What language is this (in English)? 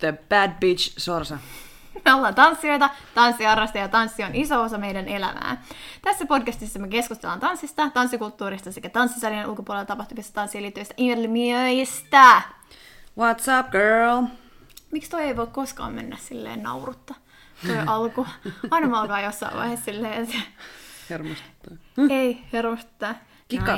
Finnish